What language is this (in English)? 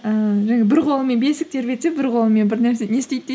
Kazakh